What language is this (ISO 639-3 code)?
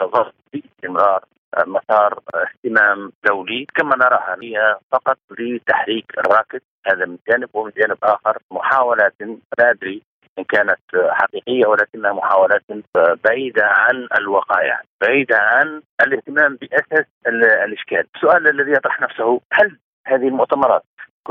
ara